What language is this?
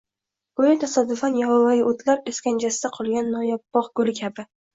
Uzbek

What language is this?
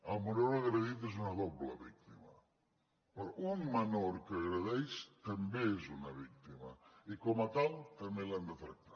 Catalan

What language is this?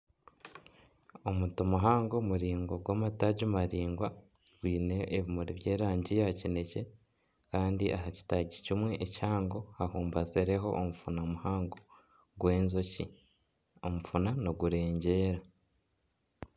Nyankole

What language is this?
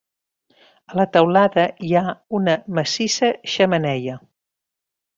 Catalan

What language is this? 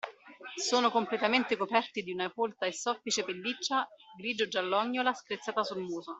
Italian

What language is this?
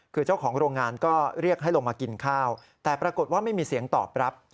Thai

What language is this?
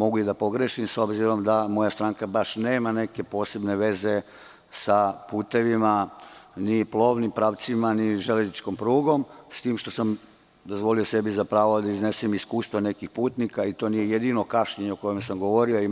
Serbian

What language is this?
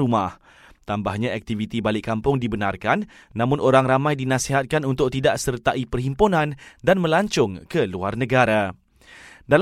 Malay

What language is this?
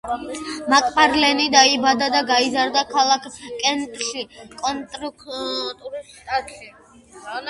Georgian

